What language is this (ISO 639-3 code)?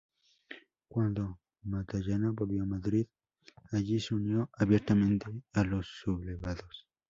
spa